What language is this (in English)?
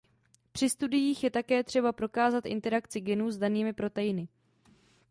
Czech